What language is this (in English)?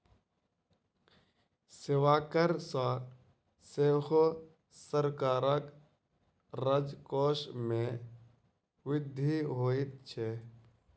Maithili